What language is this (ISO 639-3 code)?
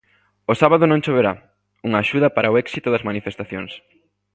glg